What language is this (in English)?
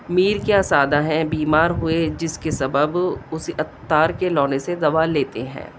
Urdu